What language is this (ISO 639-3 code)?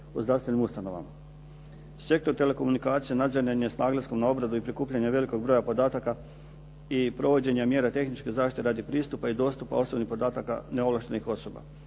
hrv